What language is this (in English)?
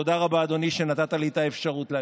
Hebrew